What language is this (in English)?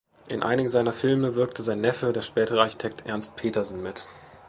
German